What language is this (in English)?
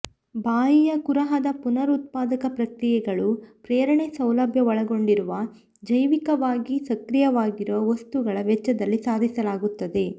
Kannada